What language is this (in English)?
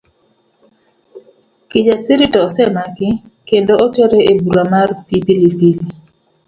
Luo (Kenya and Tanzania)